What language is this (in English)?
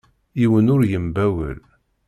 Kabyle